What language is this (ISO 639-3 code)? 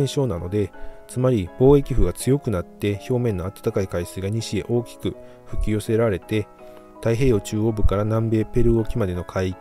jpn